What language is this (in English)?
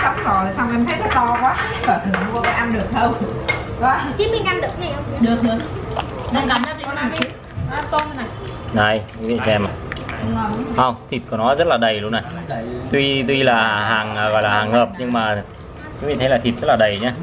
Vietnamese